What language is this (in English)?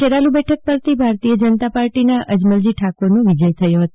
Gujarati